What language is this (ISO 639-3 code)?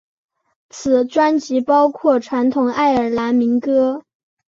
zho